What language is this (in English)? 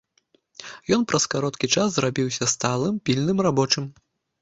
Belarusian